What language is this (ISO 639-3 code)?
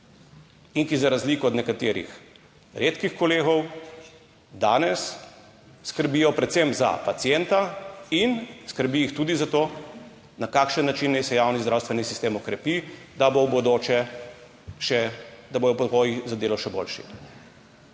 slv